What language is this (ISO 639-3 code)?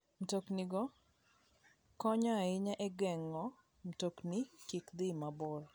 luo